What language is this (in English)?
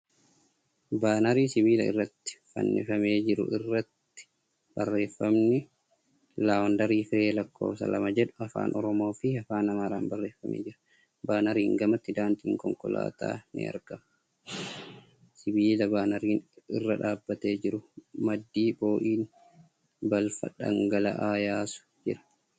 Oromo